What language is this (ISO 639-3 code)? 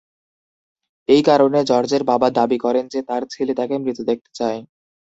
ben